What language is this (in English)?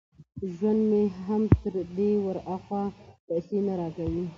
Pashto